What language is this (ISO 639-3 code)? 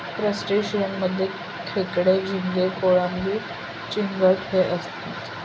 mar